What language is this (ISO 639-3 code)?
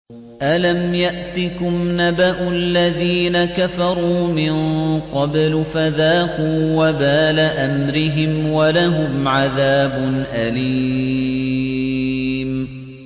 ara